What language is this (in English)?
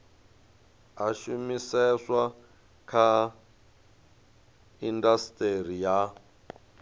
Venda